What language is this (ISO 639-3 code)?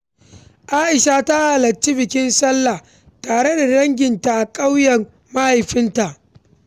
hau